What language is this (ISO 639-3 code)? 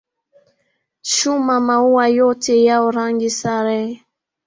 swa